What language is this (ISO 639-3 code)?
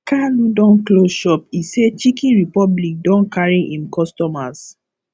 pcm